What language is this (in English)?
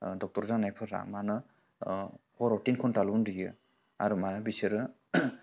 Bodo